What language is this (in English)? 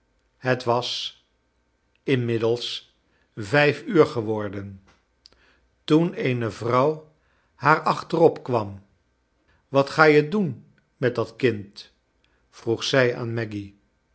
Dutch